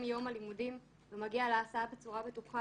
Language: Hebrew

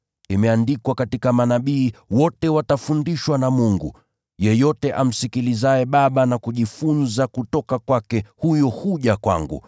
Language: Swahili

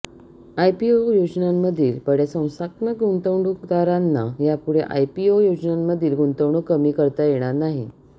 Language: Marathi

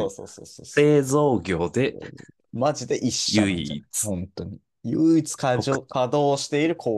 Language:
Japanese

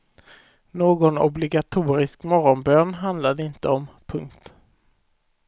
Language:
Swedish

